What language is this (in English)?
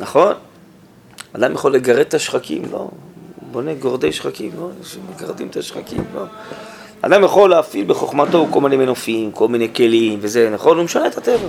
Hebrew